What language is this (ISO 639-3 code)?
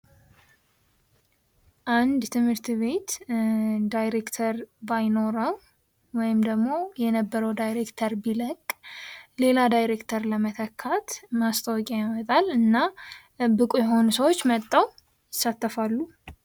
amh